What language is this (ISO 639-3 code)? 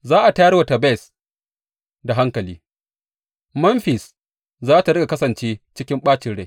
hau